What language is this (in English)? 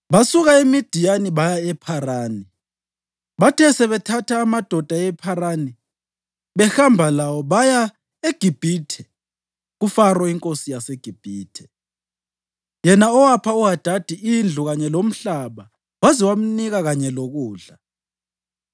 North Ndebele